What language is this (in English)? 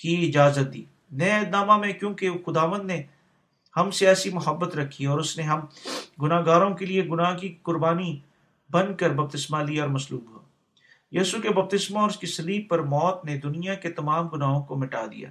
Urdu